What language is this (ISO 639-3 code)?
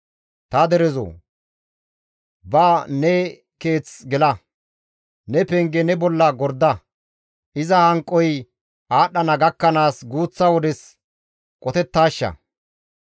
gmv